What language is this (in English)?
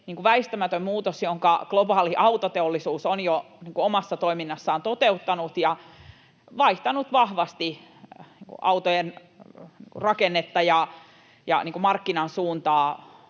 Finnish